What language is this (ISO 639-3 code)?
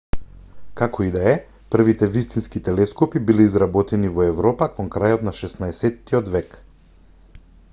mkd